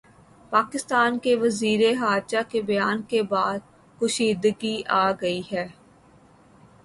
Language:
Urdu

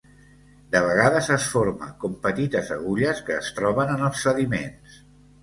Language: Catalan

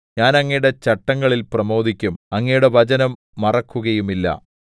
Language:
Malayalam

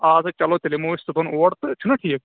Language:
Kashmiri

